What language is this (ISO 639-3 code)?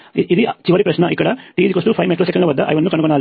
tel